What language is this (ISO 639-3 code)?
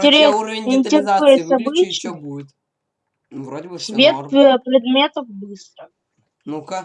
rus